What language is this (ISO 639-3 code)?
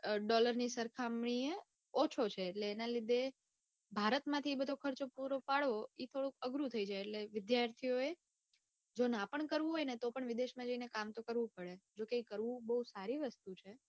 guj